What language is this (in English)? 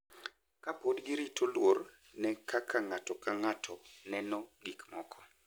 Luo (Kenya and Tanzania)